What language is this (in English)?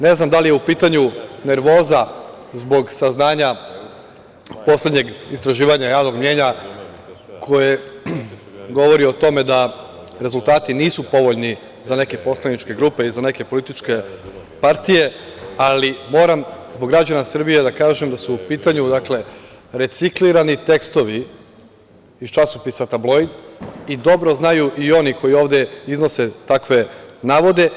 Serbian